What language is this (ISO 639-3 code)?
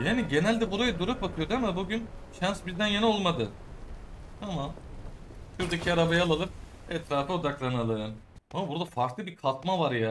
tur